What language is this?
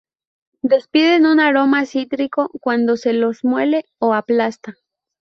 Spanish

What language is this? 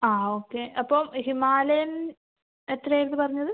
Malayalam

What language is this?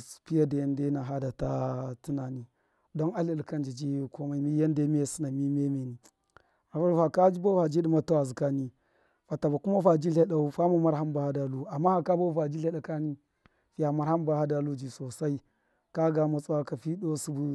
Miya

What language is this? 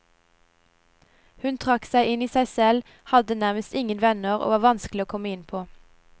Norwegian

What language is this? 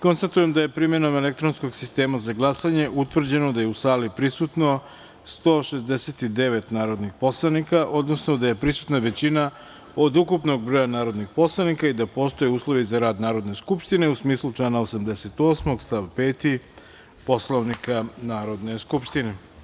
Serbian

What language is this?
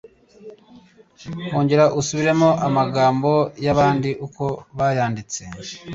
Kinyarwanda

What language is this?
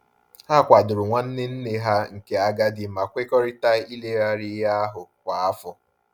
Igbo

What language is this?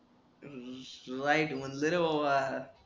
Marathi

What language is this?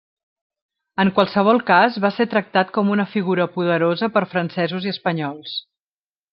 Catalan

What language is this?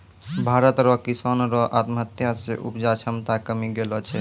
Maithili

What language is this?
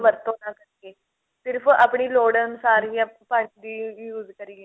Punjabi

